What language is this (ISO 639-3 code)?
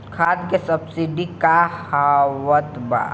bho